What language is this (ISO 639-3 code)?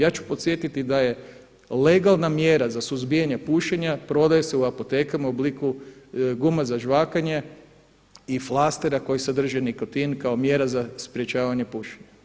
hrv